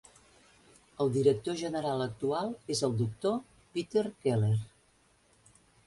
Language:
Catalan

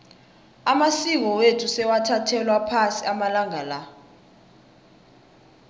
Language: South Ndebele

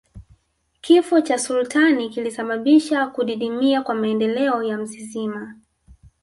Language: Swahili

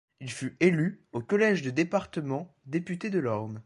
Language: French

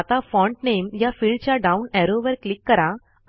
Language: Marathi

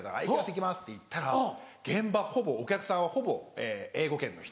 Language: Japanese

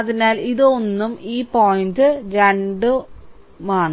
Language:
Malayalam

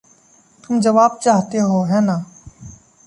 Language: Hindi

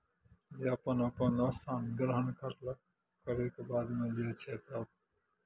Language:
Maithili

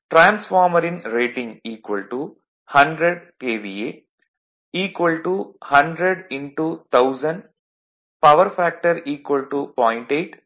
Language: Tamil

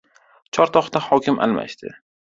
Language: Uzbek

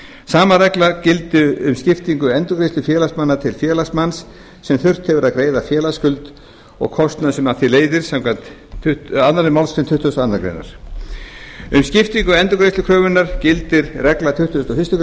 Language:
Icelandic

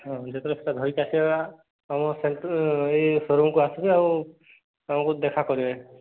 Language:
Odia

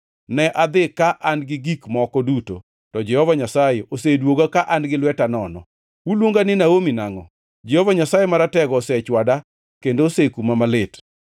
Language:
Luo (Kenya and Tanzania)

